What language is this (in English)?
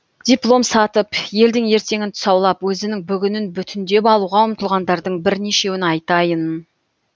Kazakh